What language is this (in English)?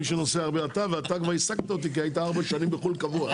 Hebrew